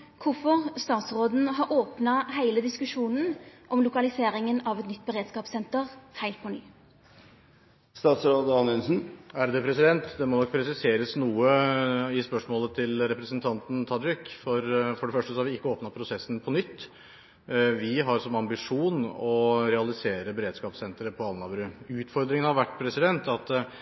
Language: Norwegian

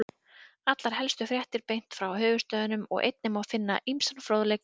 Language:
Icelandic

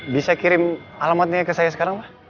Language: Indonesian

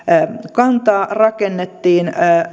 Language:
Finnish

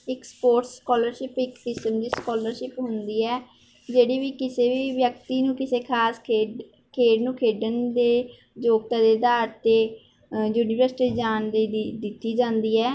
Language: Punjabi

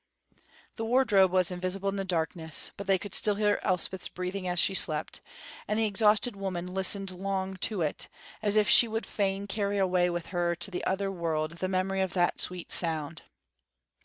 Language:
English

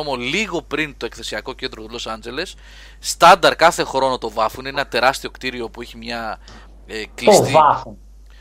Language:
Greek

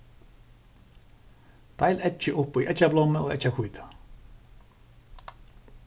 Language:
Faroese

